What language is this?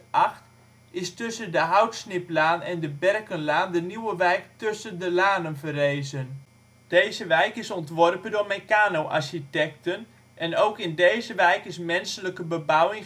Dutch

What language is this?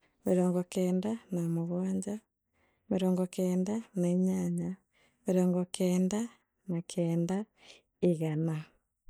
Meru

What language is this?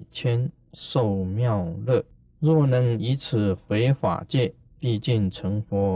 Chinese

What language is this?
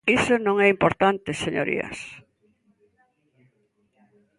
Galician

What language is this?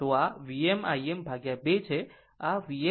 Gujarati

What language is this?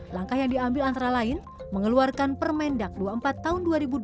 Indonesian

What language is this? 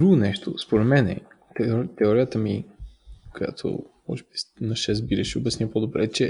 Bulgarian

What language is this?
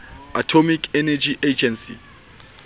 Southern Sotho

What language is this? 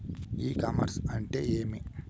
Telugu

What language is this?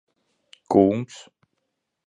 Latvian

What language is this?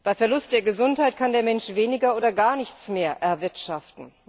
German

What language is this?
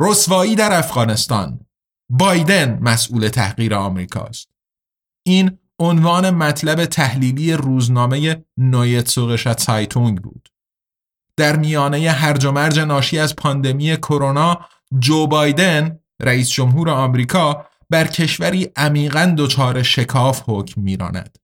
Persian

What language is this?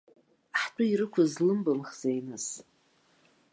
Abkhazian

